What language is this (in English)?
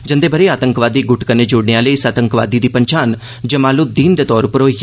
Dogri